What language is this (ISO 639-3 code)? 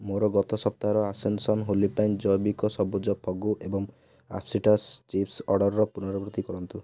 ori